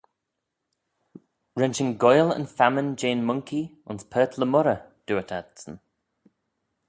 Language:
Manx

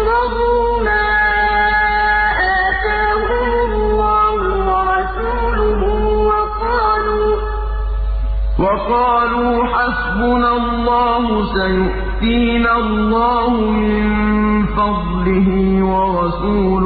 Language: Arabic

